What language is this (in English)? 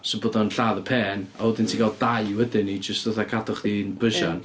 Welsh